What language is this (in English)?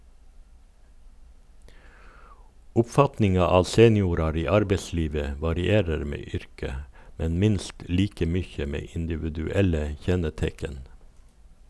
Norwegian